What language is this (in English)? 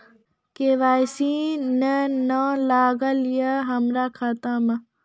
Maithili